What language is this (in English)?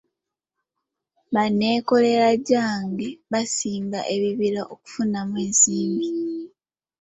Ganda